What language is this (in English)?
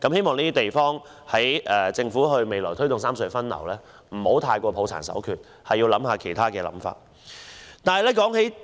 Cantonese